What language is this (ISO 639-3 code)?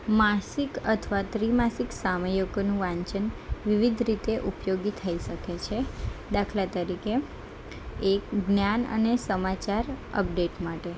guj